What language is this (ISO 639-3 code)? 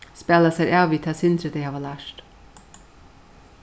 fao